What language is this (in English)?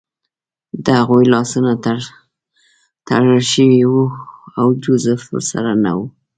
Pashto